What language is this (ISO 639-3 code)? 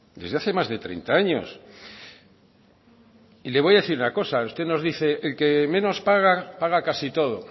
spa